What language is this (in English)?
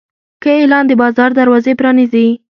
Pashto